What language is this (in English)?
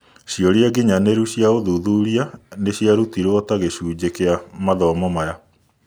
Kikuyu